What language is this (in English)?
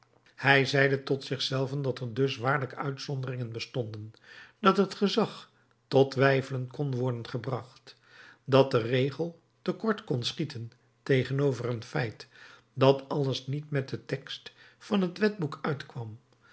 Dutch